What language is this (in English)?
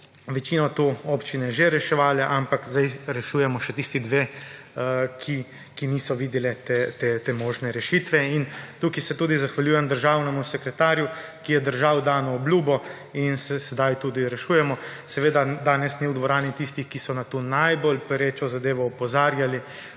Slovenian